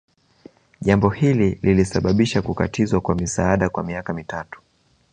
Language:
Swahili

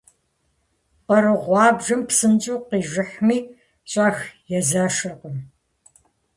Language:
Kabardian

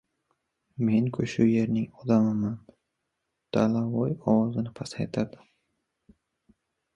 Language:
Uzbek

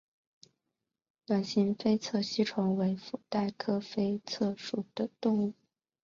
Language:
Chinese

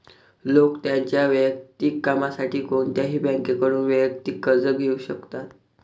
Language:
Marathi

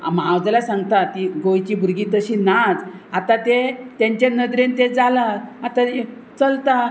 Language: Konkani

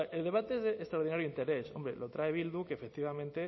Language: Spanish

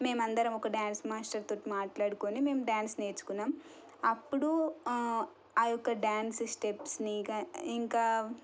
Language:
Telugu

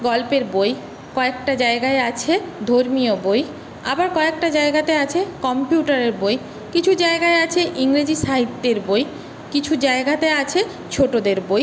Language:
Bangla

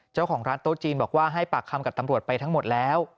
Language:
Thai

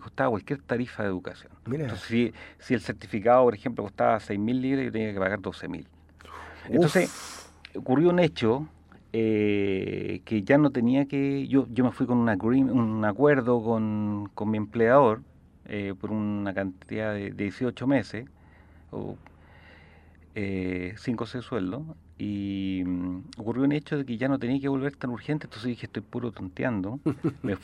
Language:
Spanish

